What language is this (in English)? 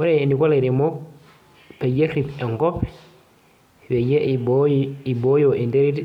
Masai